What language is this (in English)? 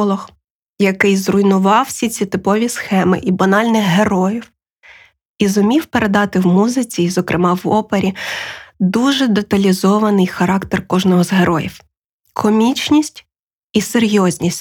Ukrainian